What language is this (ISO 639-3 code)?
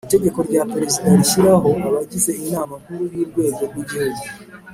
kin